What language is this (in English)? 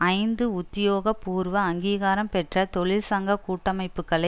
Tamil